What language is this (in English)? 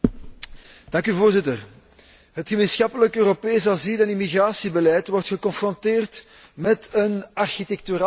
Dutch